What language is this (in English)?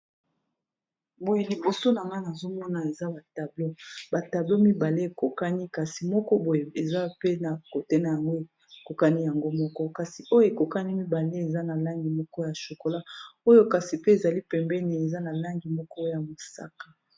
Lingala